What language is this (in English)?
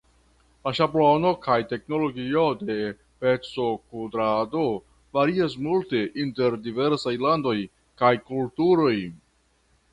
Esperanto